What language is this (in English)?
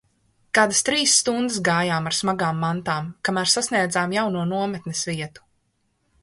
Latvian